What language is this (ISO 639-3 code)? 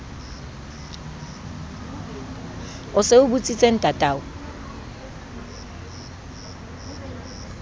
sot